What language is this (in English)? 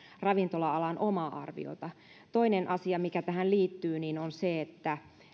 Finnish